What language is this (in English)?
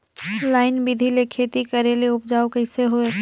Chhattisgarhi